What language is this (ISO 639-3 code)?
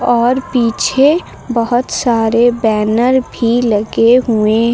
hin